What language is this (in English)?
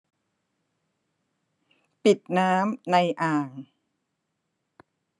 Thai